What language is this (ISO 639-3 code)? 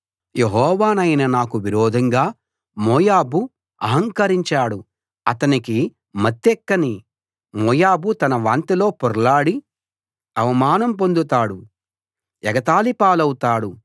tel